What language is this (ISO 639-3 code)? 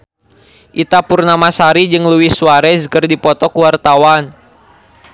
sun